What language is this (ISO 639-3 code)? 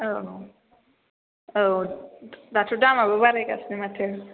brx